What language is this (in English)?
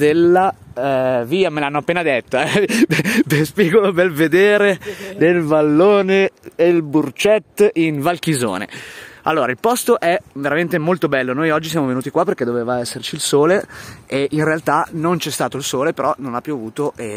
Italian